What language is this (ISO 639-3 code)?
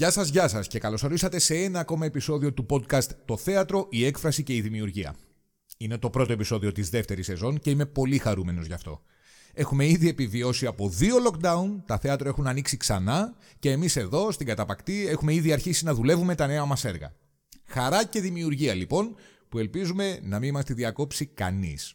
ell